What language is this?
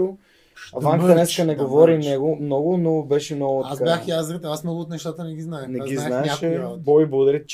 Bulgarian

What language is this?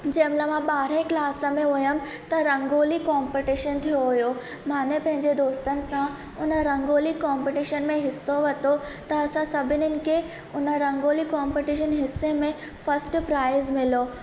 Sindhi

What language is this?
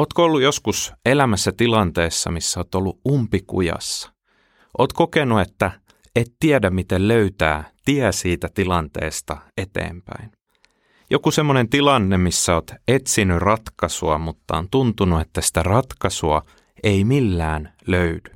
Finnish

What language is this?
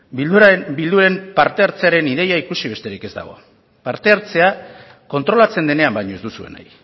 Basque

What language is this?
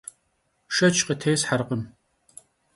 Kabardian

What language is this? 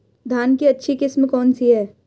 Hindi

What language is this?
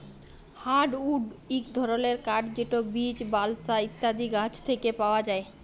Bangla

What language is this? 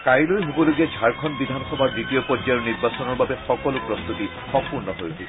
Assamese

